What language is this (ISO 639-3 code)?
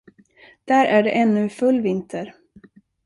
swe